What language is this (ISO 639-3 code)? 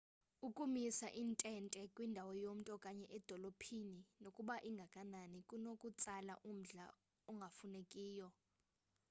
xho